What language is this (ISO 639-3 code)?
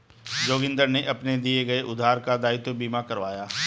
hin